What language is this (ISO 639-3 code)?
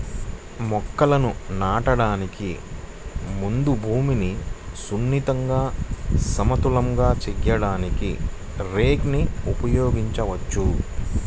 tel